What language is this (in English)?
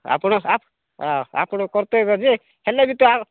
Odia